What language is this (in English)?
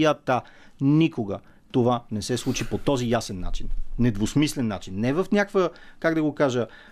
Bulgarian